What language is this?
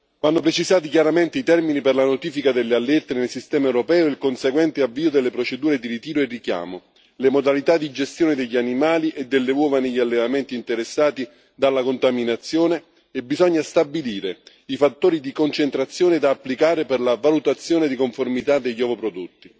Italian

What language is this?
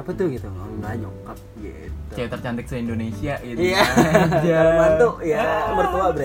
Indonesian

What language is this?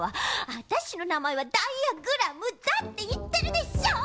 Japanese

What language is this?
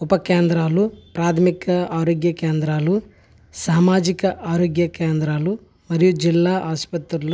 Telugu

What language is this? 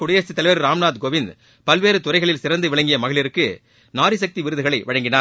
Tamil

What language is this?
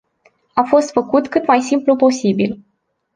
Romanian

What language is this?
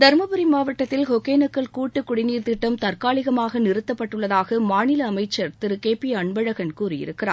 Tamil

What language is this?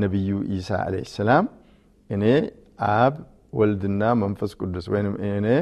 Amharic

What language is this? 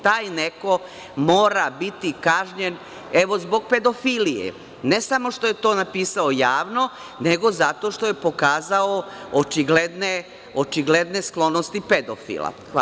Serbian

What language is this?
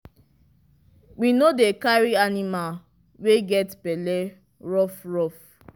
Nigerian Pidgin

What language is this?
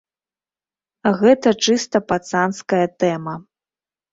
Belarusian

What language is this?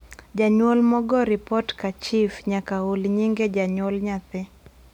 Luo (Kenya and Tanzania)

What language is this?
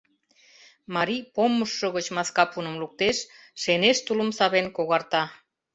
Mari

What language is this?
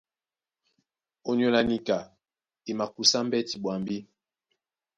Duala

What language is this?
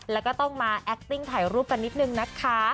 Thai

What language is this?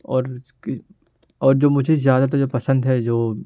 Urdu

